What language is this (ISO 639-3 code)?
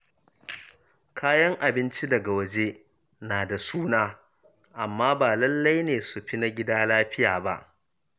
hau